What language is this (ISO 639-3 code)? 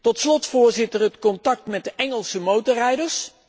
nld